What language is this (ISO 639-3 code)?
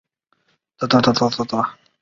zho